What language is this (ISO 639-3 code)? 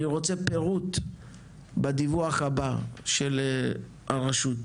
heb